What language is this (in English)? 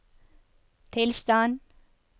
Norwegian